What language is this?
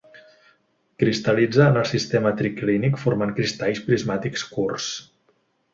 Catalan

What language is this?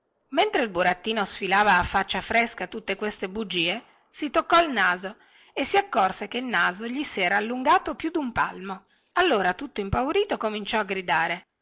Italian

